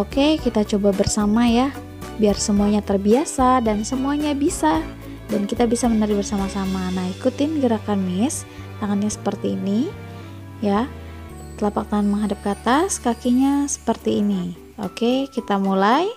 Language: Indonesian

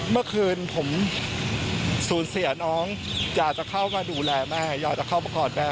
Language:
Thai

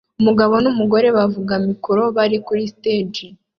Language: Kinyarwanda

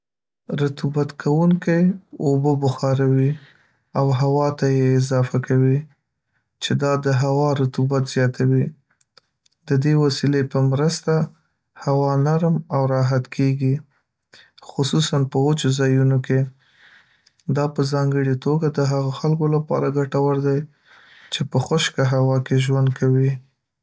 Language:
Pashto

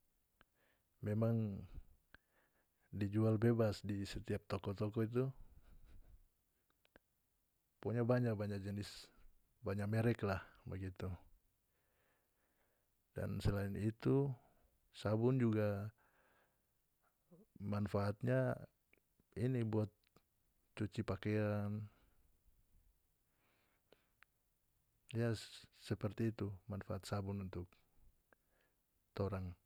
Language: North Moluccan Malay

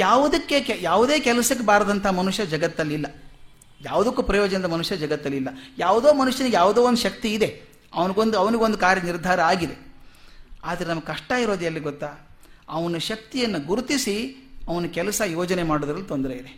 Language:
Kannada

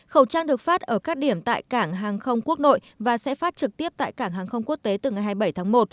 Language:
Vietnamese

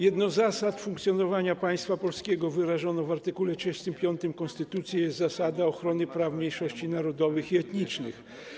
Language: Polish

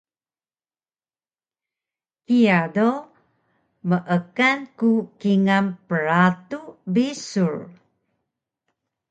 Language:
Taroko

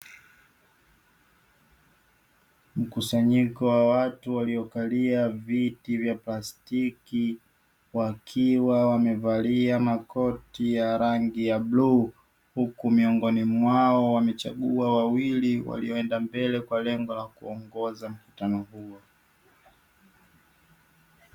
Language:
Swahili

